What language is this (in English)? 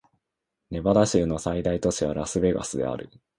Japanese